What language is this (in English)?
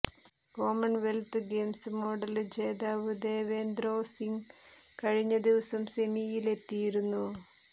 Malayalam